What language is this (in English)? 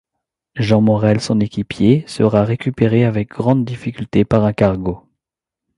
French